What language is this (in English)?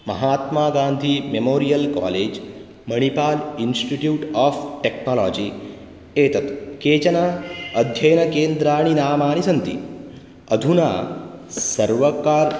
Sanskrit